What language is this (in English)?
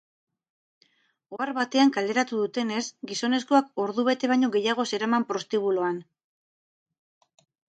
Basque